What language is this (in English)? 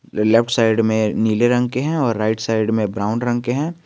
Hindi